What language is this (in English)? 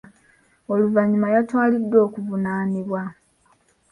Ganda